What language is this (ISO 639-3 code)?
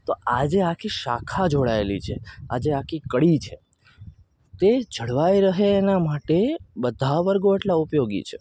guj